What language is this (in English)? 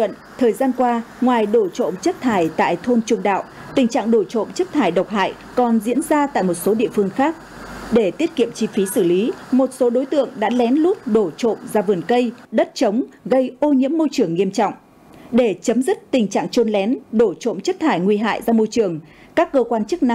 Vietnamese